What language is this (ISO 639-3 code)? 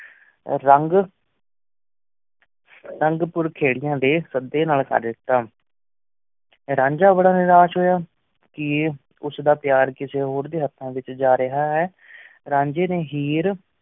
pan